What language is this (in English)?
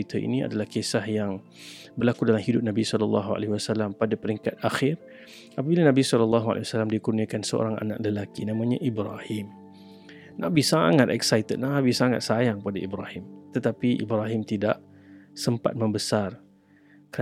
Malay